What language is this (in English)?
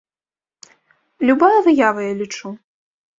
Belarusian